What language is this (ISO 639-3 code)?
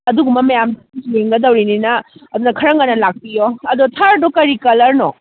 mni